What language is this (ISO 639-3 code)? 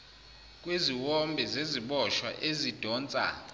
zul